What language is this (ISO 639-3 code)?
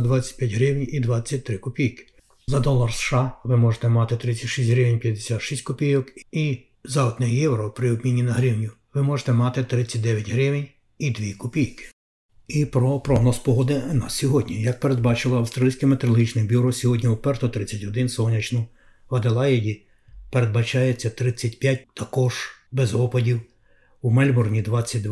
ukr